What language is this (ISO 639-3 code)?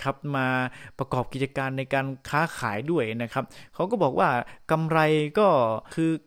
tha